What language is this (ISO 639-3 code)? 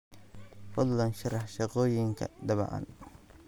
som